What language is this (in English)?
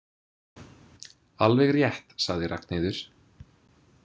Icelandic